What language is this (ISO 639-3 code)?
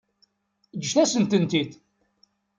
kab